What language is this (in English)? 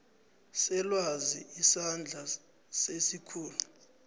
South Ndebele